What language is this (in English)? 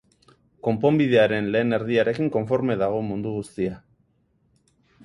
Basque